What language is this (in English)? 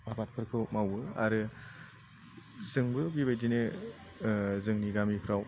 Bodo